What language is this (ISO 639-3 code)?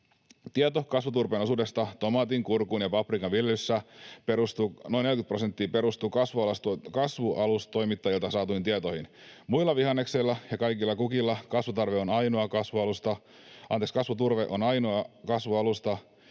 fin